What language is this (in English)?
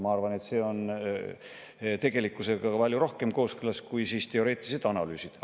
Estonian